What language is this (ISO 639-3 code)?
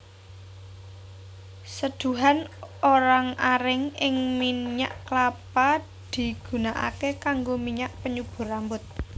jav